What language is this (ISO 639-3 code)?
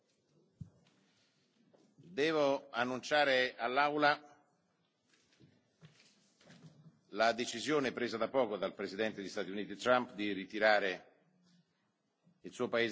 ita